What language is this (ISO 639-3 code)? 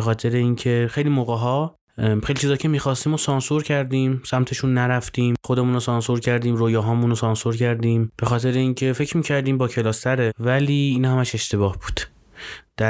fas